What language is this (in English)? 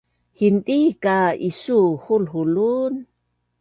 Bunun